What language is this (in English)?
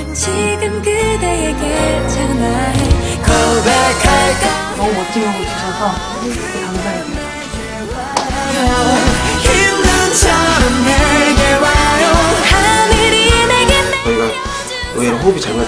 Korean